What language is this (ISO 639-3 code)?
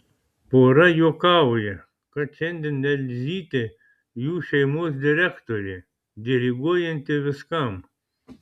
lit